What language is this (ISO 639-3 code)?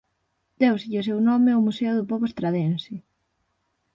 glg